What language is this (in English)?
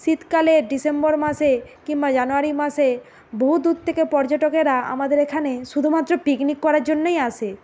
Bangla